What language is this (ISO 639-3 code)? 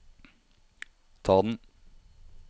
nor